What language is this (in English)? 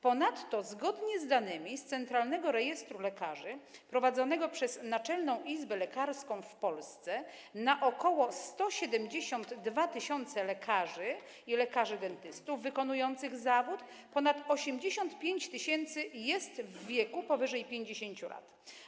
Polish